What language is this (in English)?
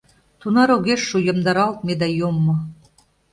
Mari